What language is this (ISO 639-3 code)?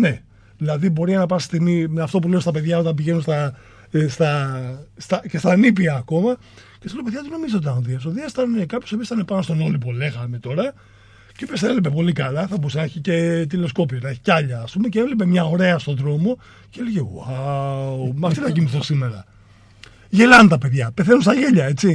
ell